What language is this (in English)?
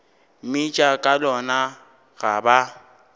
Northern Sotho